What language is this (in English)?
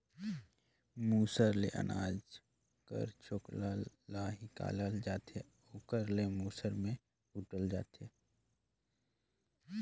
Chhattisgarhi